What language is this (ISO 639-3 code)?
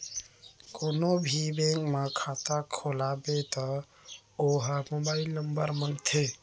hne